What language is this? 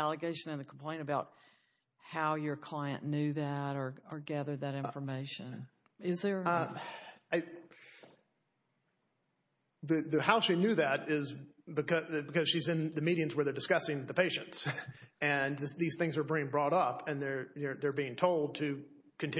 English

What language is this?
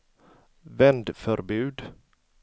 Swedish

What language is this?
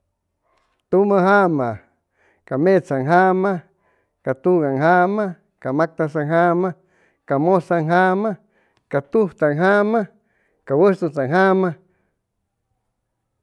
Chimalapa Zoque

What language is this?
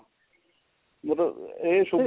Punjabi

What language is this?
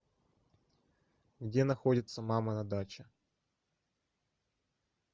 Russian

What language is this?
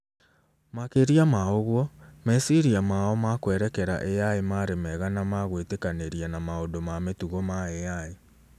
Kikuyu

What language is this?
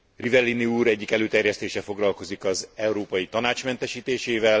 Hungarian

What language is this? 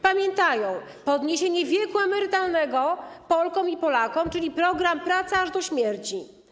Polish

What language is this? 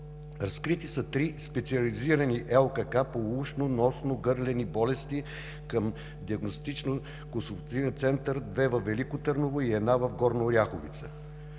Bulgarian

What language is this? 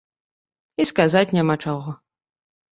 Belarusian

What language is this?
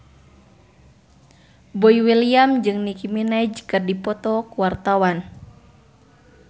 Sundanese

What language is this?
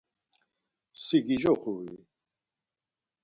Laz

